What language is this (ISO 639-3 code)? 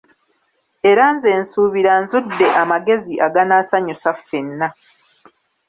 lug